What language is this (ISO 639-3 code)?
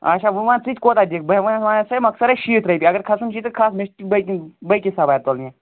kas